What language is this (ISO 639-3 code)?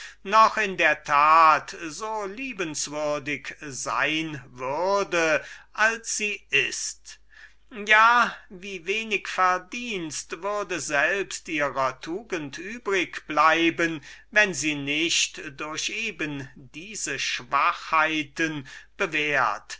deu